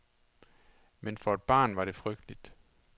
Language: Danish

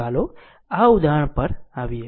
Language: Gujarati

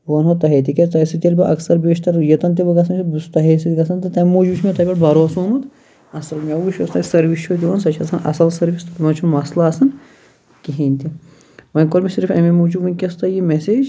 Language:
Kashmiri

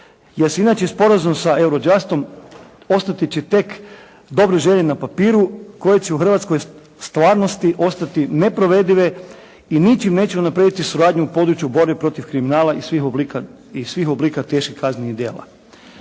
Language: Croatian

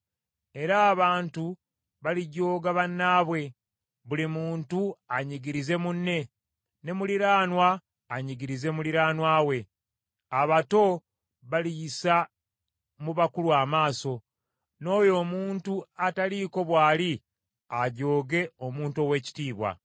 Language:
Ganda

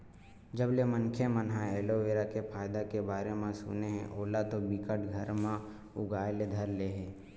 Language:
Chhattisgarhi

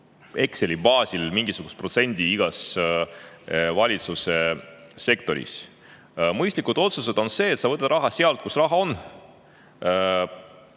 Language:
Estonian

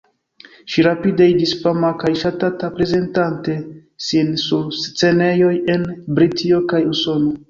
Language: Esperanto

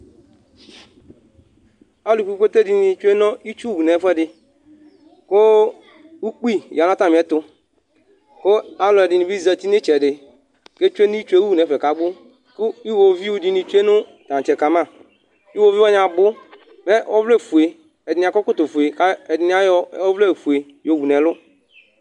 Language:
Ikposo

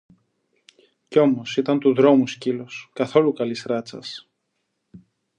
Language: Greek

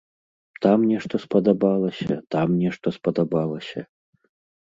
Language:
Belarusian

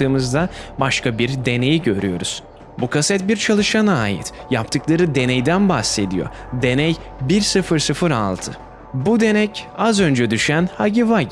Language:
Turkish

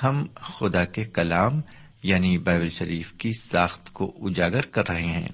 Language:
Urdu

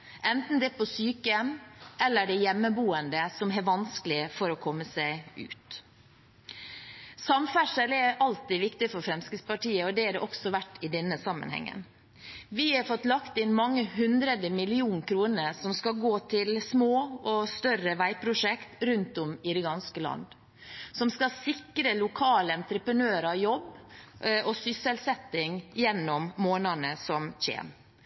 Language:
Norwegian Bokmål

